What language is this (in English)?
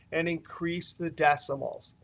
English